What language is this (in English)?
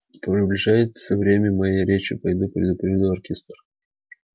Russian